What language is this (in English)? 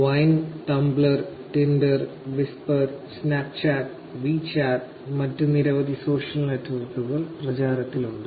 Malayalam